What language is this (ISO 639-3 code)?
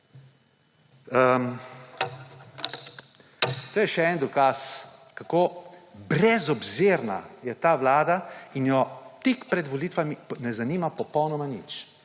slv